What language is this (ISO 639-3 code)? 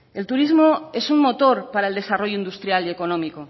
spa